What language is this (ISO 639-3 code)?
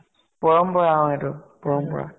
asm